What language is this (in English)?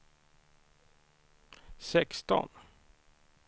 Swedish